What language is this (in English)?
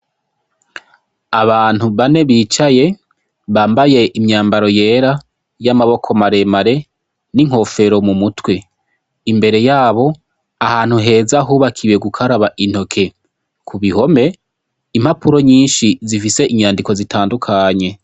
Rundi